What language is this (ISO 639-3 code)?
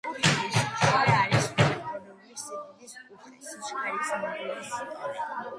kat